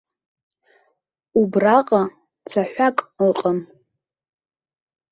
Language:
Abkhazian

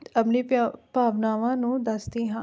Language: Punjabi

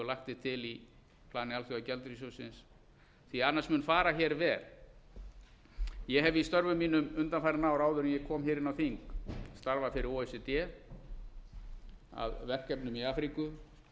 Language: Icelandic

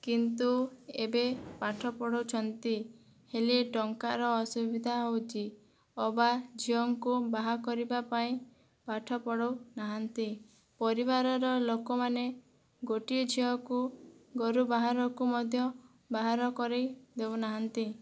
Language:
Odia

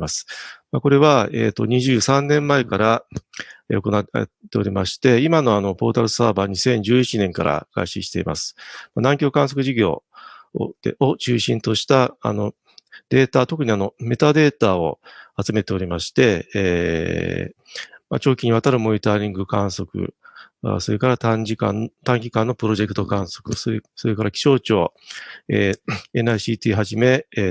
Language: Japanese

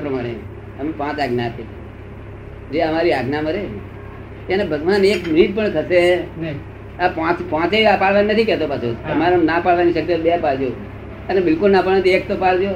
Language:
Gujarati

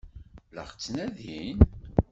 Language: Kabyle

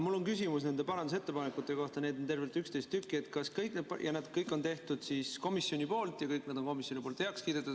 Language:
Estonian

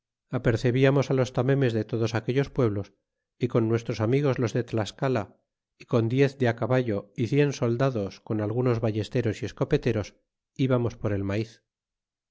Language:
Spanish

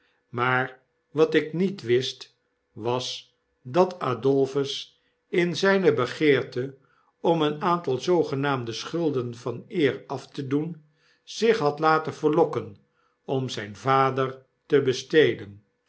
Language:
Dutch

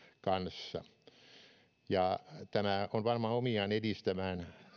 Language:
Finnish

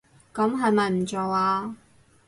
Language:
Cantonese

